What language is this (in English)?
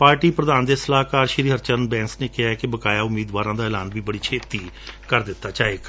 Punjabi